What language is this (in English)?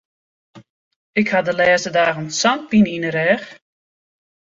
Western Frisian